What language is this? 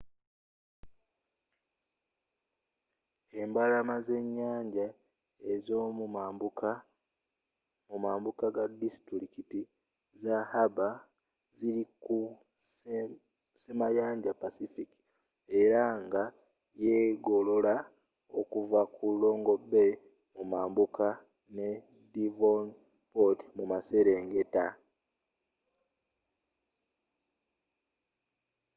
Ganda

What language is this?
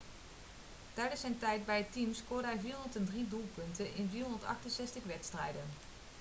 Dutch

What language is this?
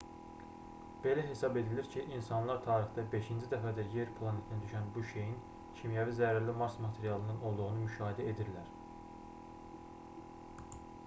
Azerbaijani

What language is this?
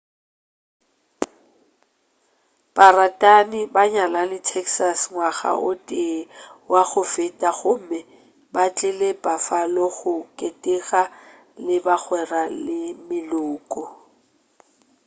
Northern Sotho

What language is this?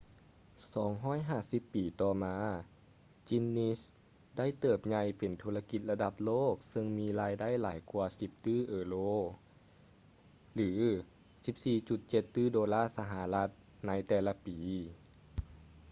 Lao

